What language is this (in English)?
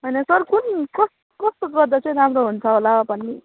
Nepali